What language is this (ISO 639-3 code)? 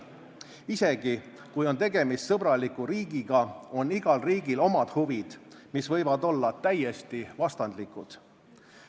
est